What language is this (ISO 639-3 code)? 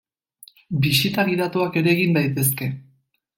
eus